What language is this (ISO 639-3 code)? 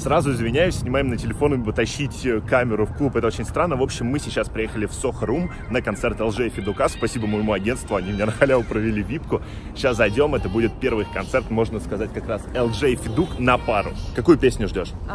rus